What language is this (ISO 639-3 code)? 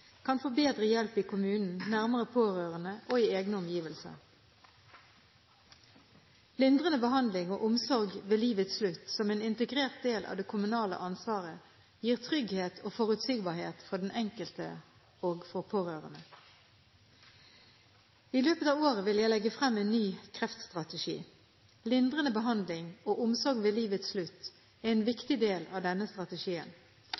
nob